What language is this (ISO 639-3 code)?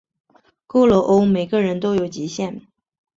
zho